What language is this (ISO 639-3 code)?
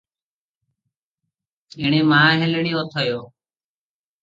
ori